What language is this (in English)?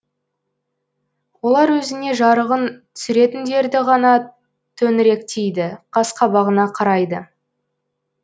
Kazakh